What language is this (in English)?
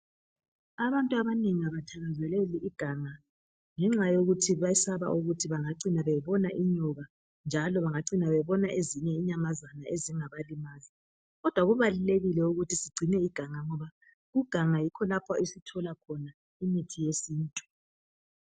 North Ndebele